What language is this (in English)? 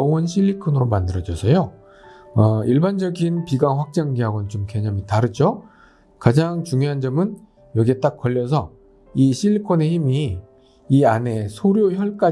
Korean